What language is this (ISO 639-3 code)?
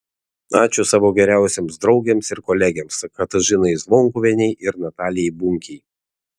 lit